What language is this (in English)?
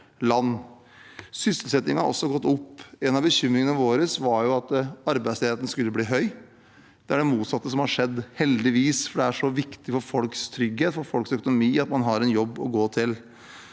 Norwegian